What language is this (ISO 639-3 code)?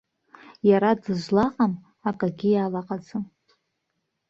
abk